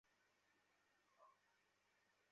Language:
Bangla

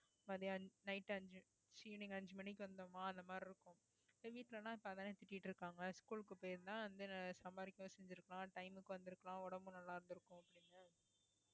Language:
Tamil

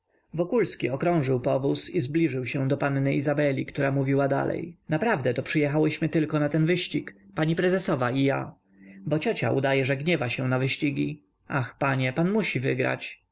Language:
Polish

